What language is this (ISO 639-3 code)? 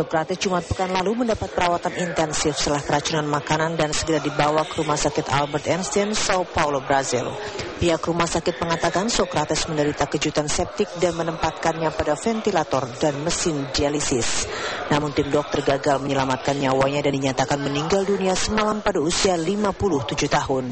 ind